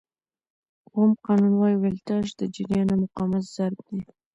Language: Pashto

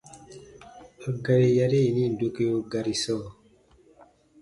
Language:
Baatonum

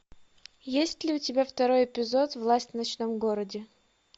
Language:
Russian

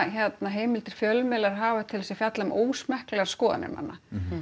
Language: Icelandic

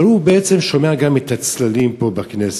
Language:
Hebrew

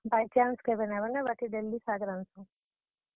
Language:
Odia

